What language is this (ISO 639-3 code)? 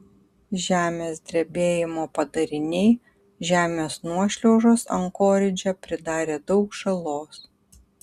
lit